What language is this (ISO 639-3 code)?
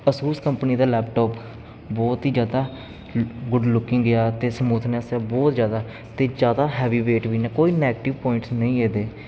pan